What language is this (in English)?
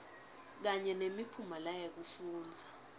Swati